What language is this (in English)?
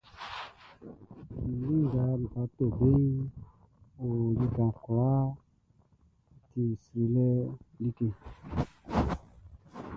Baoulé